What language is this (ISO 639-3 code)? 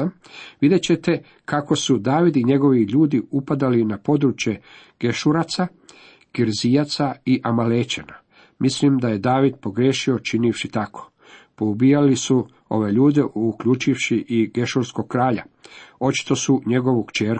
hrv